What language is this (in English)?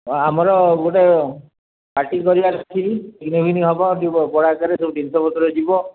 Odia